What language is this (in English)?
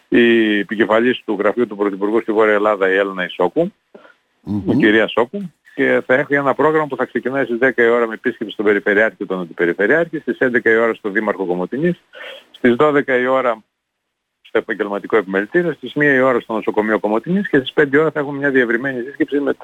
Greek